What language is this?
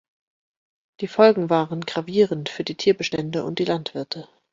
German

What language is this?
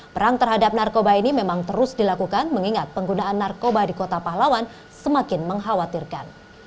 Indonesian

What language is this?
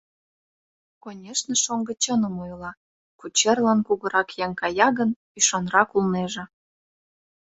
Mari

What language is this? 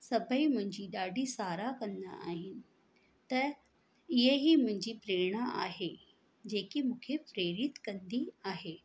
Sindhi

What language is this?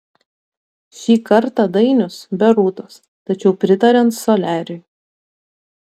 Lithuanian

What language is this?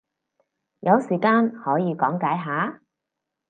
Cantonese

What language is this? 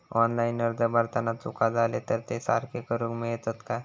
Marathi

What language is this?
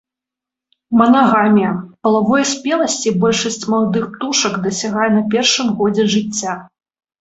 Belarusian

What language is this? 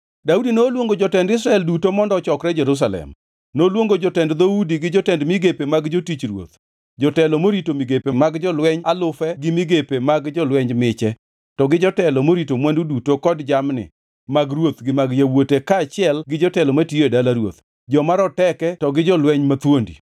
Luo (Kenya and Tanzania)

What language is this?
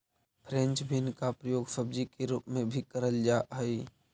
Magahi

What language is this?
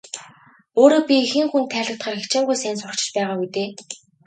Mongolian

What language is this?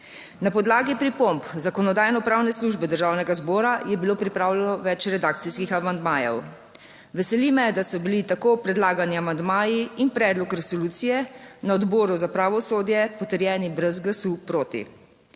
Slovenian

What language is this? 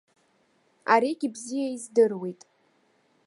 Abkhazian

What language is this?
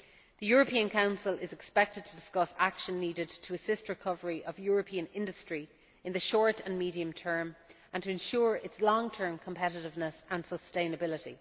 English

